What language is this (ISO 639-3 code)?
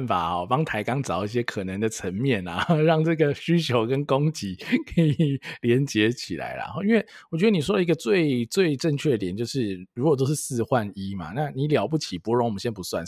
zho